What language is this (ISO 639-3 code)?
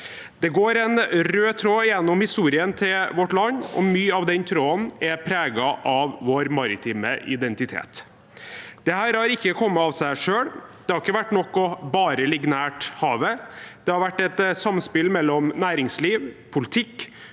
nor